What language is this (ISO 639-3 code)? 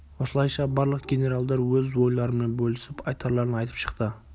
kaz